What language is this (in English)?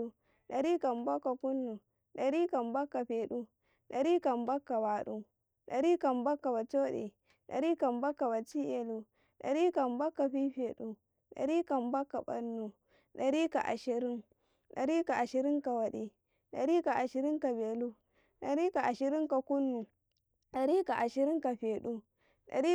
Karekare